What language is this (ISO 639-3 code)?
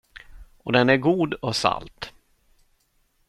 swe